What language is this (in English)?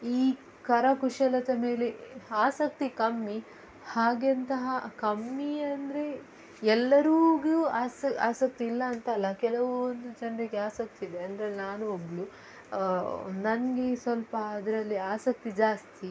Kannada